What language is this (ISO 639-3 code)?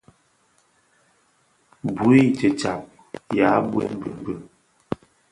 ksf